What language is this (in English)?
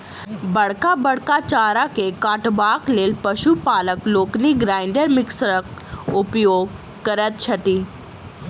Maithili